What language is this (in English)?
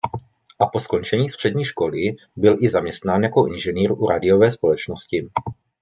Czech